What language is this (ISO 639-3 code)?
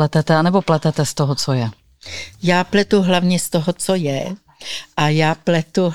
ces